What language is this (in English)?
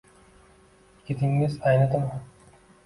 Uzbek